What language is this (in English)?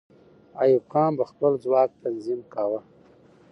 Pashto